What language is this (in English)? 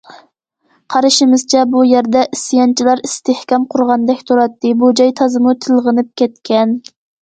Uyghur